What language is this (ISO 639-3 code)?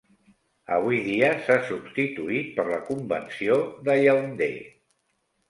cat